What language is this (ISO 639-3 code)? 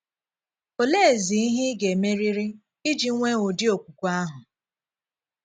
ibo